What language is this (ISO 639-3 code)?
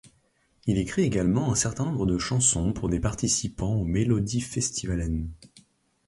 fra